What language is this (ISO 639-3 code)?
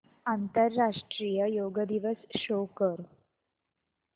mar